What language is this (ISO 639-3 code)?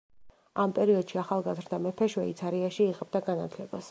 kat